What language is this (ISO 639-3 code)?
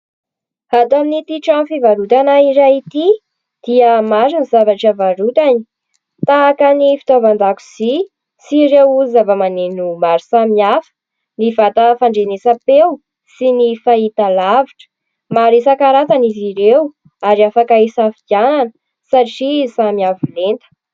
mlg